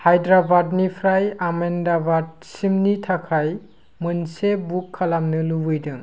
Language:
Bodo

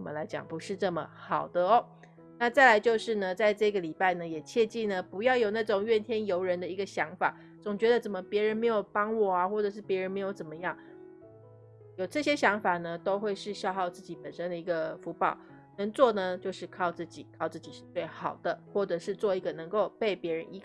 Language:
Chinese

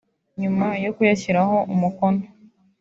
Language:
Kinyarwanda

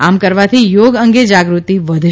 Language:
Gujarati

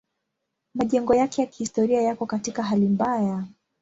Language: Swahili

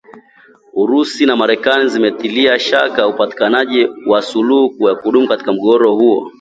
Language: Swahili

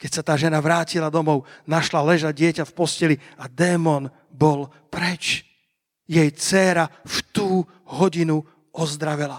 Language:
Slovak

